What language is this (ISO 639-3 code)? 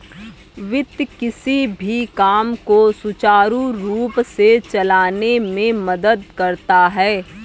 hin